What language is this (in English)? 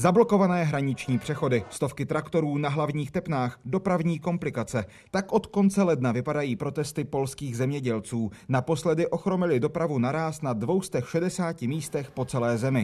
Czech